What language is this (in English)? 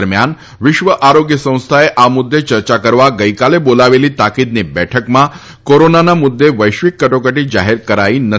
Gujarati